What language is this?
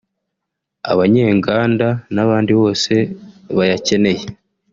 Kinyarwanda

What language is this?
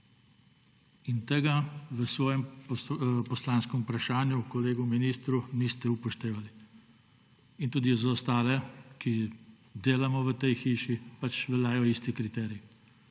Slovenian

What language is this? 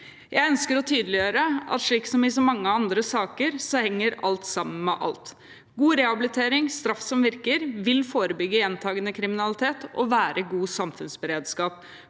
Norwegian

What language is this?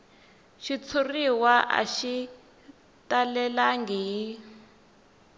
Tsonga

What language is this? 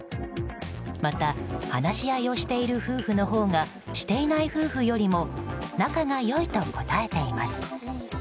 Japanese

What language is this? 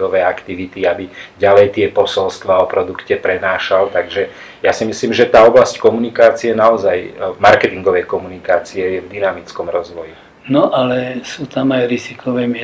Slovak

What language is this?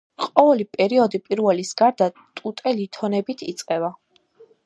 Georgian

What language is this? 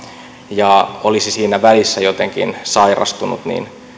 Finnish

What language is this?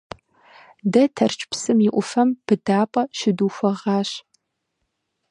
Kabardian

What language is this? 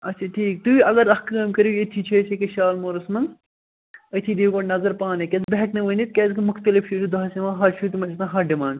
Kashmiri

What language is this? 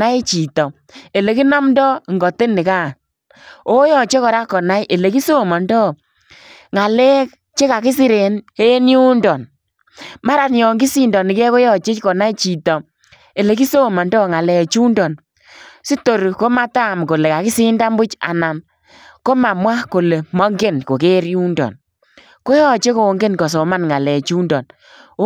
Kalenjin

